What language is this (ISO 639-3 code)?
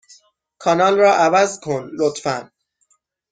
fas